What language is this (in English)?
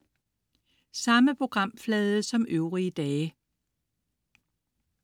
Danish